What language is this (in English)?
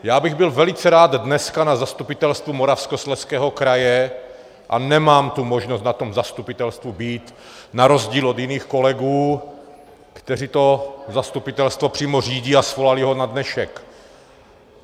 Czech